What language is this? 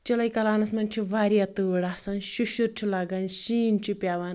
Kashmiri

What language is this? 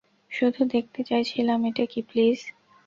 Bangla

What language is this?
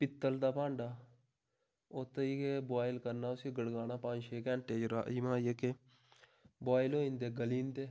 Dogri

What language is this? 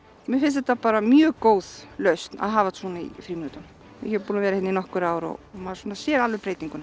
Icelandic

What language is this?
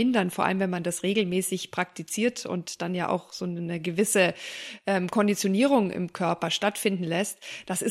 German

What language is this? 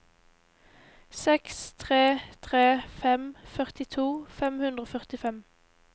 Norwegian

